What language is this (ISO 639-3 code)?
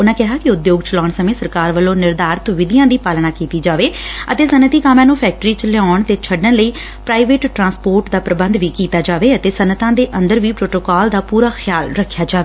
pan